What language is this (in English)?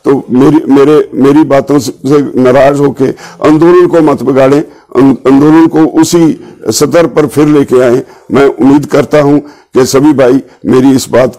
Hindi